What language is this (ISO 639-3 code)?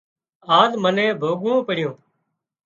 kxp